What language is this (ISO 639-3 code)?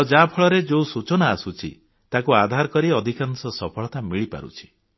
ori